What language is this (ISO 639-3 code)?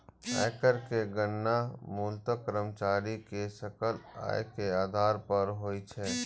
mai